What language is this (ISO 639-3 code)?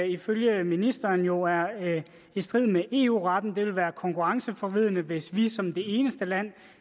dan